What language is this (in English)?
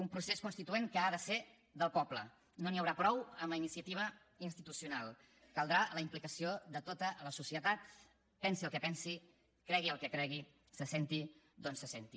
Catalan